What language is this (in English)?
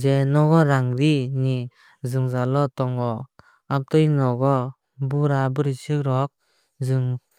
Kok Borok